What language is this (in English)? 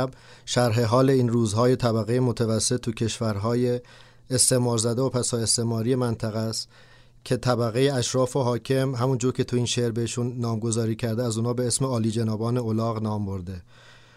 Persian